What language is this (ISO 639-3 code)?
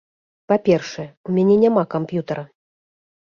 bel